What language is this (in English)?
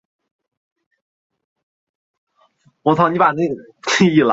Chinese